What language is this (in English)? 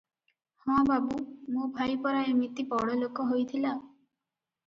Odia